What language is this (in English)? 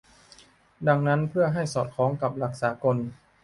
Thai